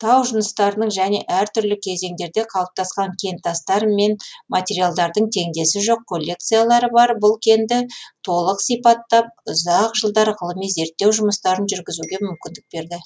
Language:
Kazakh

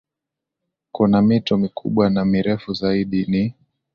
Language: Swahili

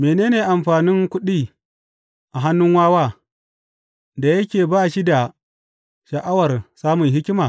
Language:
Hausa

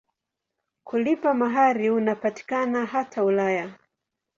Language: Swahili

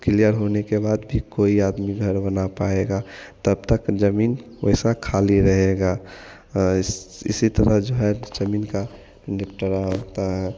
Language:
Hindi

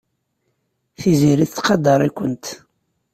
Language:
Kabyle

